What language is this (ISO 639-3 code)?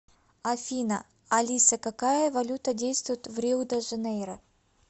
rus